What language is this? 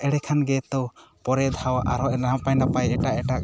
Santali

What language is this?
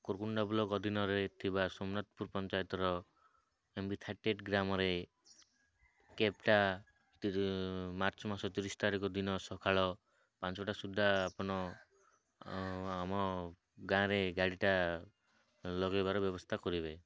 Odia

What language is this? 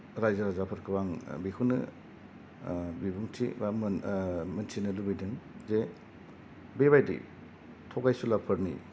Bodo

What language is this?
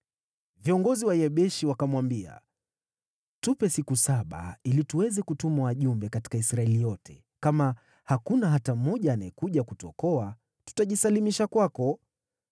Swahili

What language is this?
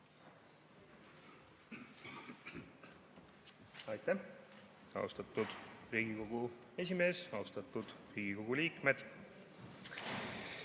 Estonian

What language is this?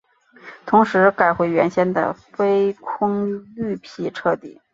Chinese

